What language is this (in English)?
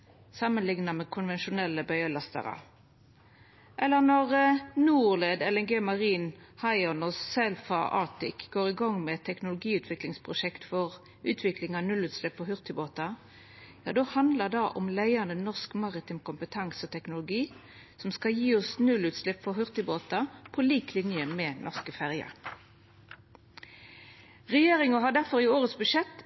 Norwegian Nynorsk